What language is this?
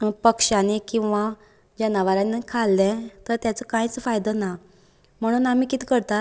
Konkani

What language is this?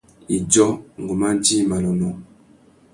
Tuki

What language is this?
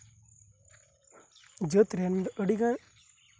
Santali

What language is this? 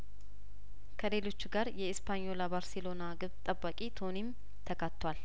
Amharic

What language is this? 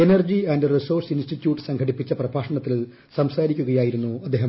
Malayalam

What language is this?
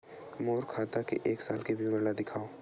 Chhattisgarhi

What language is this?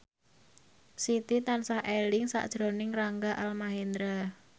Javanese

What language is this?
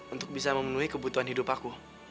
Indonesian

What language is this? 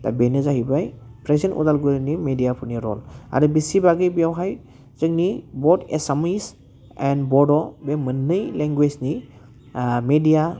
Bodo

